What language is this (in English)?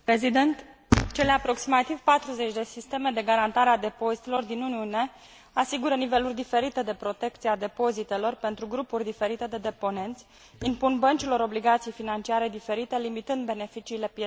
Romanian